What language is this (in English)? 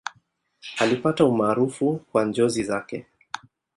Swahili